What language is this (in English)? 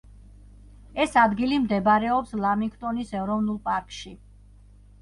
Georgian